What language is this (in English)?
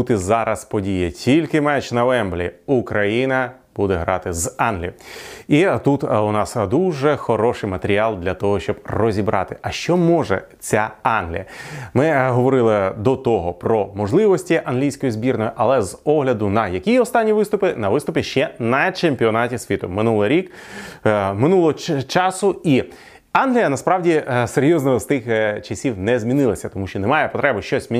Ukrainian